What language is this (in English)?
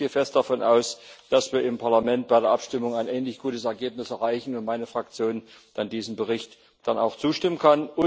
German